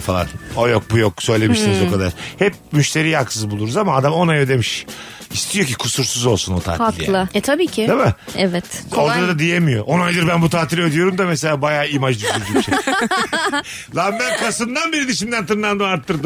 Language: Turkish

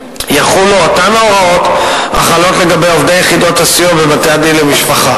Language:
Hebrew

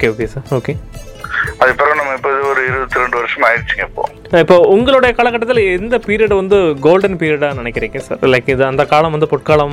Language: Tamil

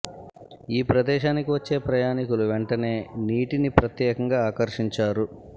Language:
Telugu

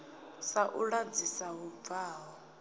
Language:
Venda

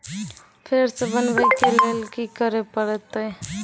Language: Maithili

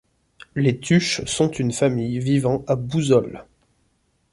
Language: French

